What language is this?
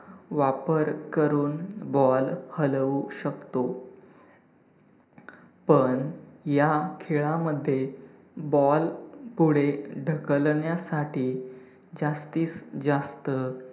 Marathi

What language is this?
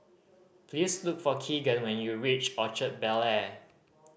English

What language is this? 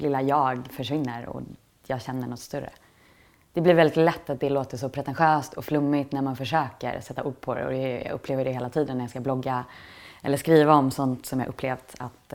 Swedish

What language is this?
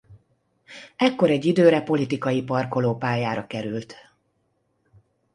Hungarian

